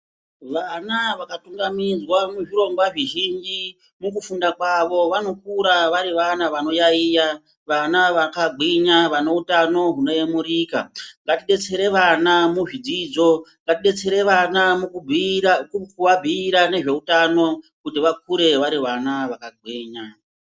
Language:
Ndau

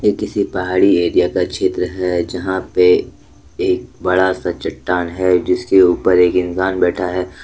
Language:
Hindi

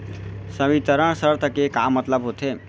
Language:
Chhattisgarhi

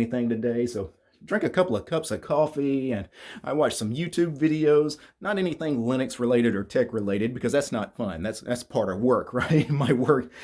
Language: English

